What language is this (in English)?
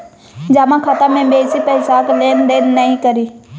Maithili